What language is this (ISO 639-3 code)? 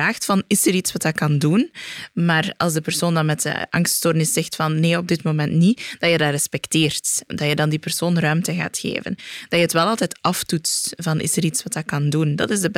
nld